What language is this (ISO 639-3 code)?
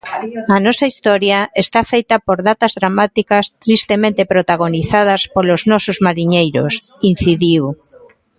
glg